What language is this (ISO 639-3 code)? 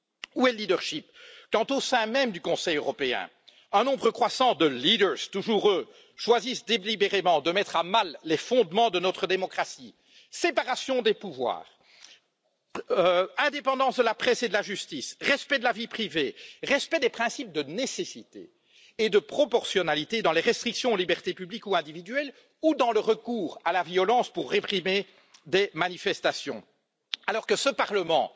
fra